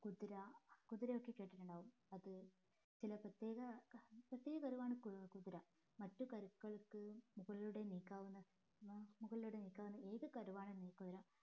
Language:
Malayalam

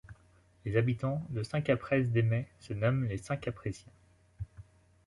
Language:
French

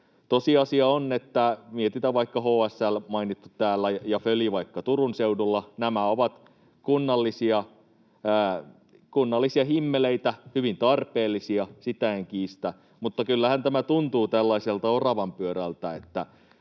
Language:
Finnish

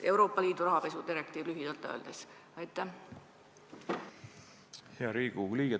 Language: Estonian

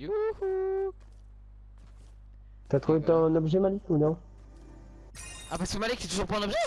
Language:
French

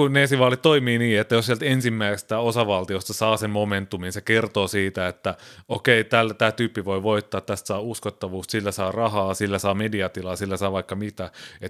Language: Finnish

